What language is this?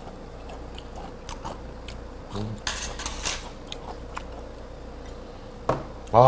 Korean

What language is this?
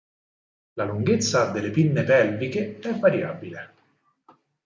Italian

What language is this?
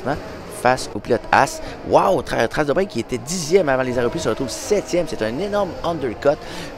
French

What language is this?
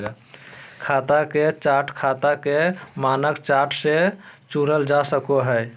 Magahi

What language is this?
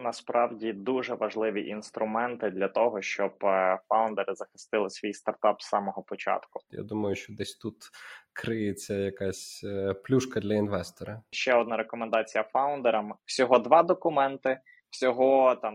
Ukrainian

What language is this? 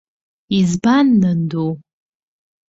Abkhazian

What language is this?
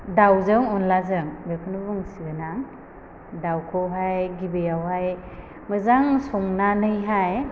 Bodo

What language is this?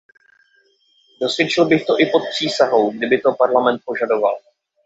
Czech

